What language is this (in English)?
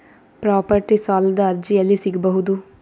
Kannada